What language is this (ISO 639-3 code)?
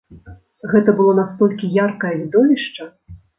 bel